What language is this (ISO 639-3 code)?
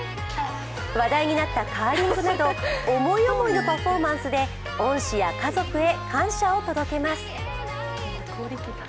jpn